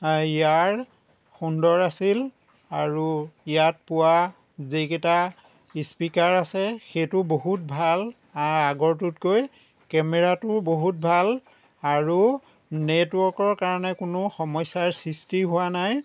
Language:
Assamese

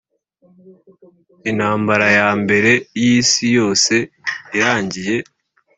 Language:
Kinyarwanda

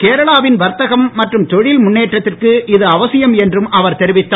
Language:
Tamil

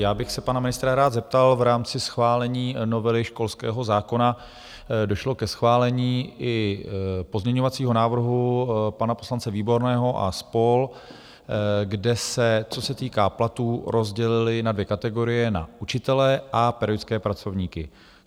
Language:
Czech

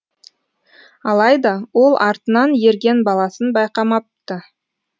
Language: Kazakh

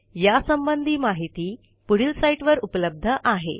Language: Marathi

